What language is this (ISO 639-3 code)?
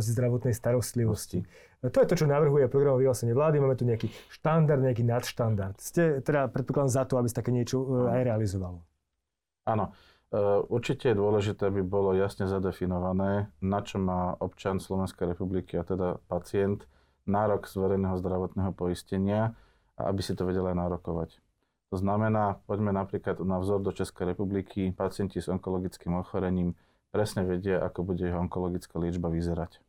slk